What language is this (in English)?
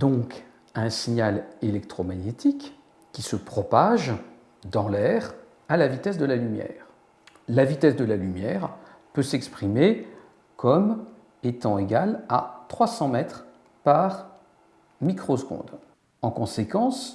French